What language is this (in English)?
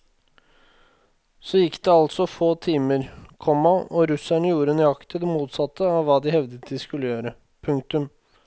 Norwegian